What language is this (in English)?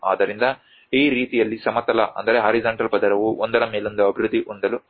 Kannada